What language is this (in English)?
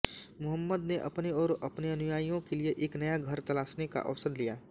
Hindi